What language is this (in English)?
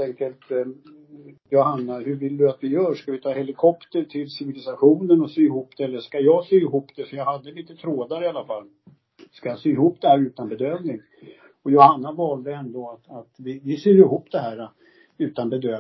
Swedish